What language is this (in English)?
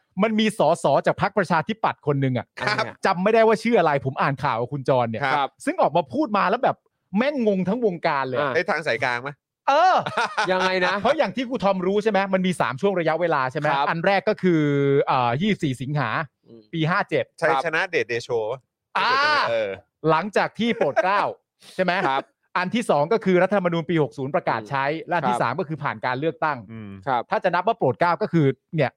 Thai